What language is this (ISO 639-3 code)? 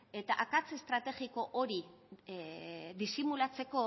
eus